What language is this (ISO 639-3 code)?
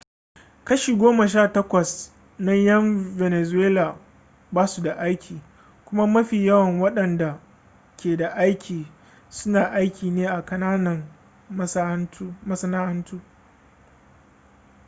hau